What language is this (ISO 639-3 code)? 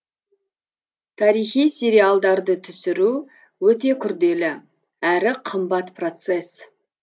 kaz